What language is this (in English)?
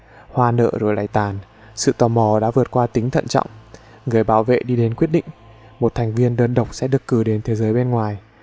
Vietnamese